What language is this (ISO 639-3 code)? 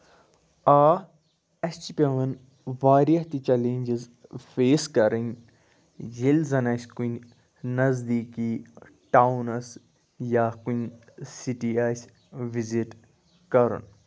kas